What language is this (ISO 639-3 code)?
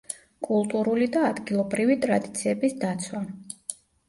kat